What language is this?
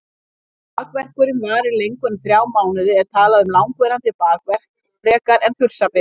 Icelandic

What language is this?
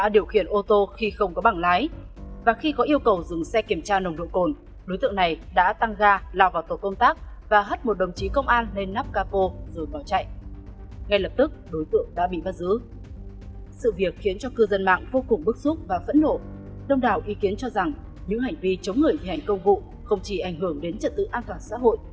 Vietnamese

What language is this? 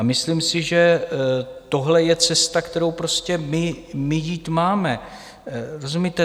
Czech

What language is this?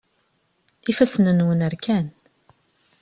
Kabyle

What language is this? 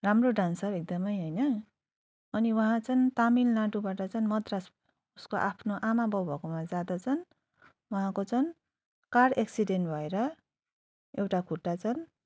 Nepali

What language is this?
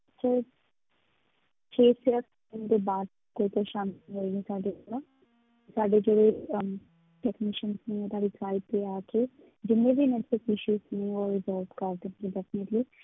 Punjabi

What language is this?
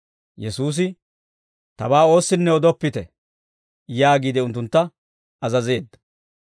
Dawro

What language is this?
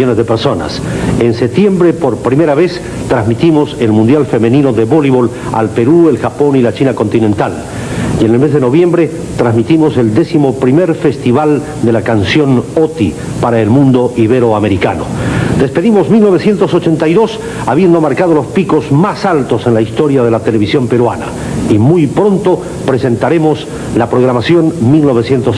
Spanish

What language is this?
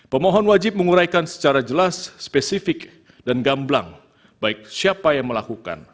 Indonesian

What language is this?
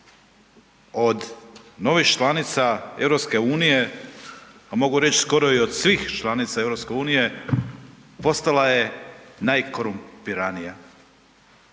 Croatian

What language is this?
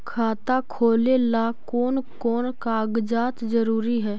Magahi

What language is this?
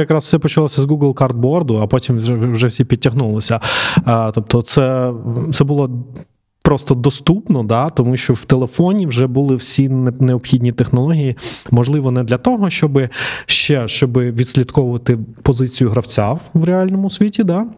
Ukrainian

